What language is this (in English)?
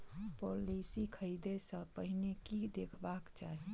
Maithili